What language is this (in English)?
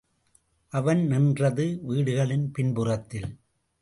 Tamil